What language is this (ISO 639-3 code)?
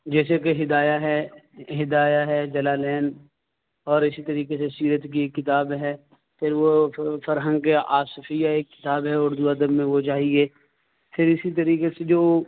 urd